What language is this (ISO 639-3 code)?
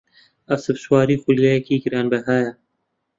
ckb